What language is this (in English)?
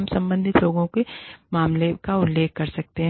Hindi